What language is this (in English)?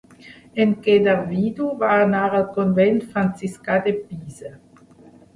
Catalan